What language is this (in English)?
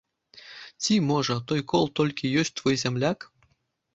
Belarusian